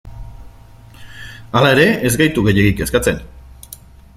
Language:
Basque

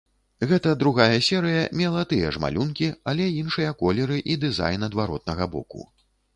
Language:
Belarusian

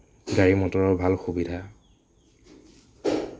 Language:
Assamese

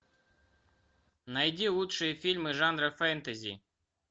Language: Russian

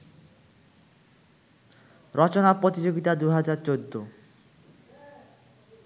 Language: Bangla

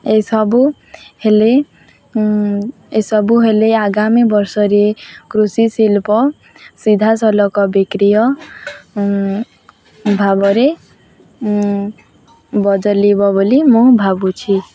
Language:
Odia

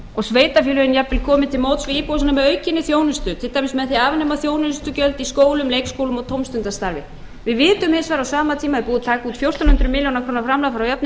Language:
Icelandic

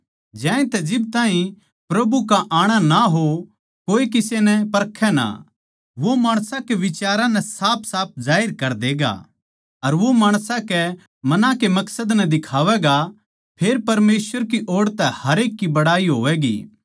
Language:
Haryanvi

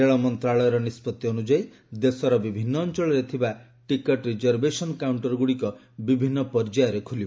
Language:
Odia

